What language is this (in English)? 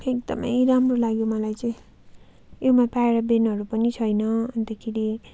Nepali